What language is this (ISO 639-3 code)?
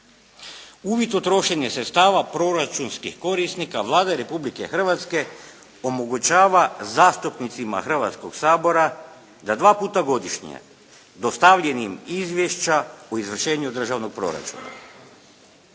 hrv